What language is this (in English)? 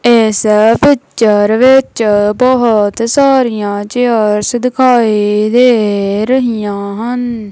Punjabi